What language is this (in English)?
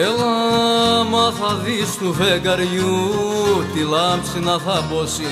Greek